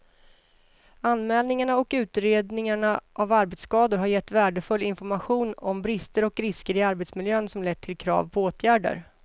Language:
Swedish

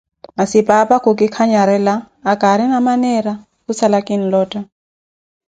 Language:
Koti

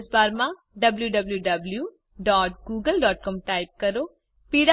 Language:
Gujarati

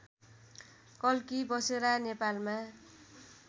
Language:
Nepali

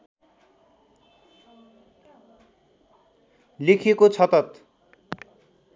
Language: Nepali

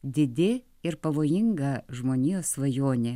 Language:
Lithuanian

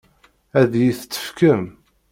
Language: Kabyle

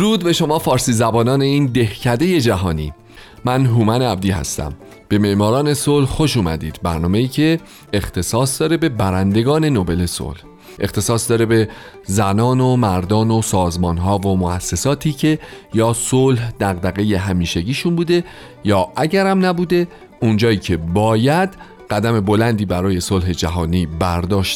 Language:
Persian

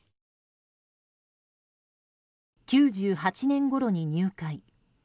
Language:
Japanese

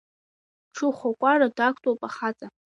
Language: Abkhazian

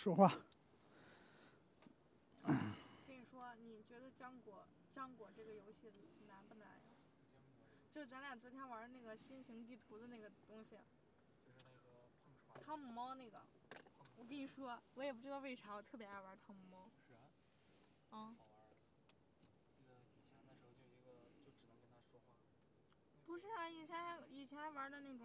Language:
Chinese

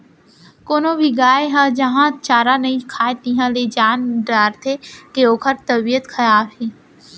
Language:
Chhattisgarhi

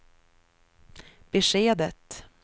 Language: Swedish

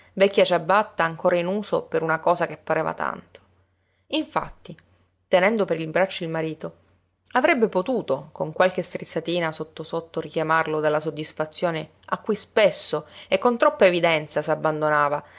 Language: Italian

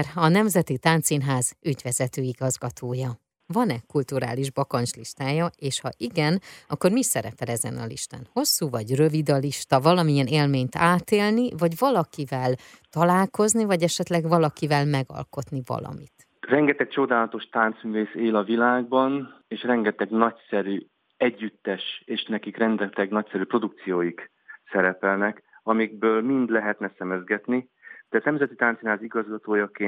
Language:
Hungarian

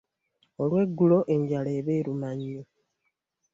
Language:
Ganda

